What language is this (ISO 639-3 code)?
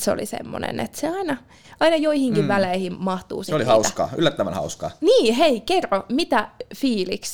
fin